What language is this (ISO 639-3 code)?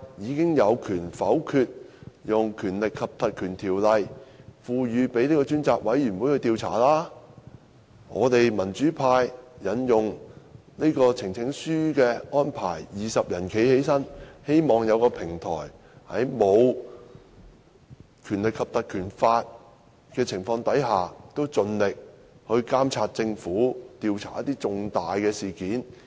yue